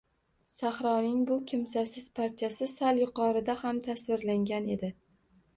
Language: Uzbek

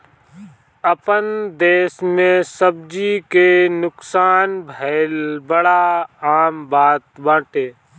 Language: Bhojpuri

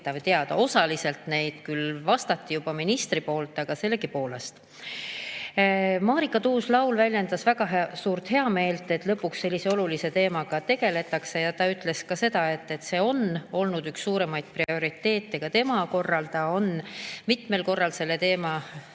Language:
Estonian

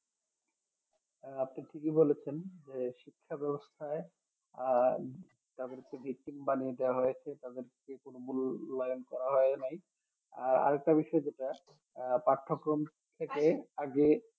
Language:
Bangla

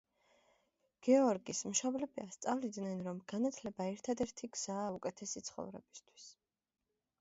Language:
Georgian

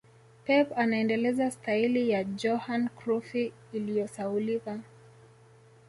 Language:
Swahili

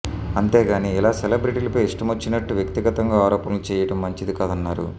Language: Telugu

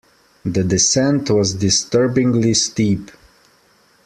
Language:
English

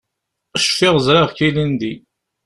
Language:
Kabyle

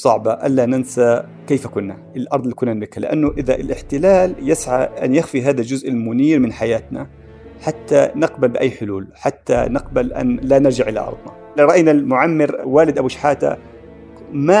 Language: Arabic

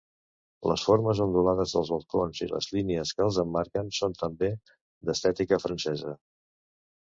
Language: Catalan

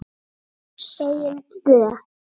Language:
Icelandic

